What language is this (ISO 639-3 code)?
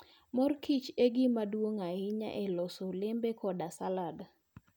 luo